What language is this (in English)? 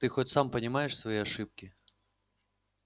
Russian